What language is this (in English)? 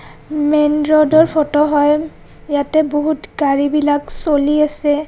Assamese